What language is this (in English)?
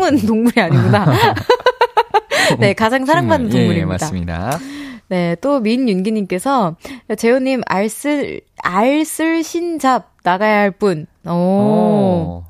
Korean